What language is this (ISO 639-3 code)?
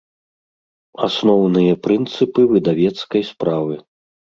bel